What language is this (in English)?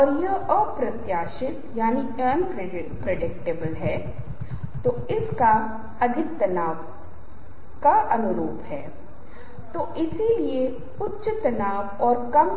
Hindi